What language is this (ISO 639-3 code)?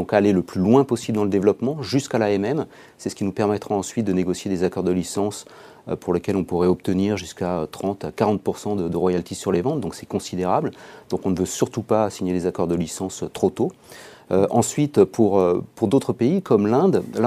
fra